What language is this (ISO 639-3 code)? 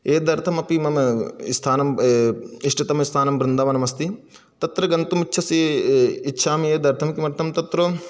san